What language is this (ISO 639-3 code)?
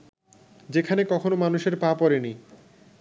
ben